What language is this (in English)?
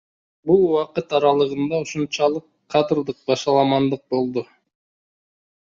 Kyrgyz